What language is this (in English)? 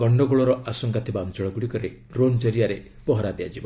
Odia